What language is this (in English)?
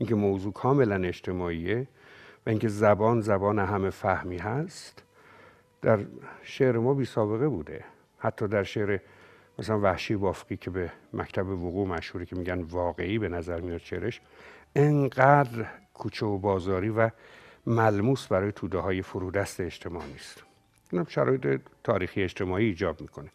Persian